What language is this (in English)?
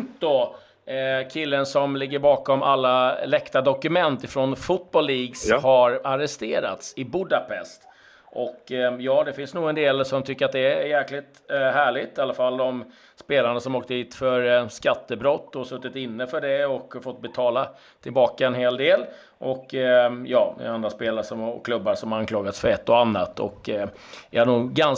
Swedish